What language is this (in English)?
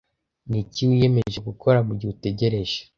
Kinyarwanda